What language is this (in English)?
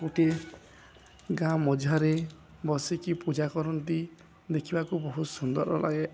Odia